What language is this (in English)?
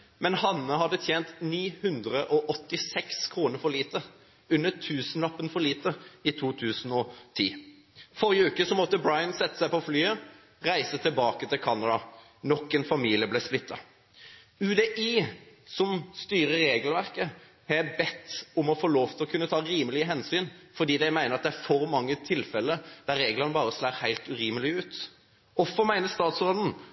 Norwegian Bokmål